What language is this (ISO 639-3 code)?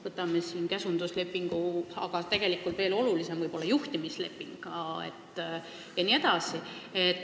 est